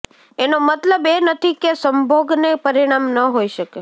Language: Gujarati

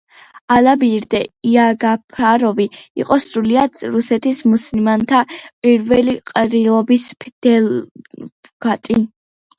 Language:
Georgian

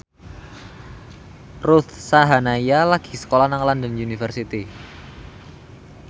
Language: Javanese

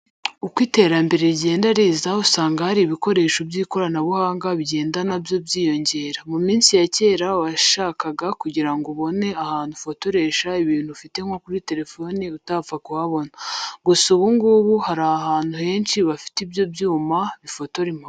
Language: Kinyarwanda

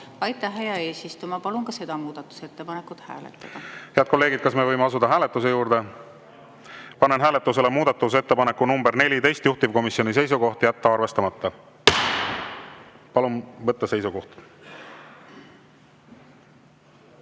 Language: Estonian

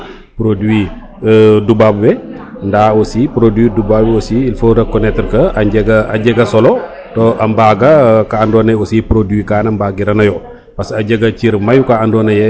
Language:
Serer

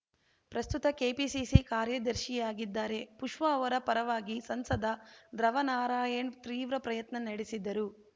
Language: Kannada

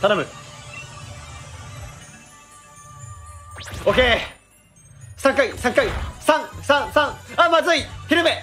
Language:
Japanese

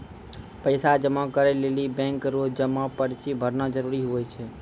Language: Maithili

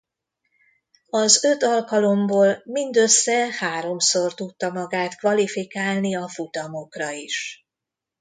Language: Hungarian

